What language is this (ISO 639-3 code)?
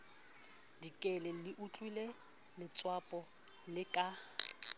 sot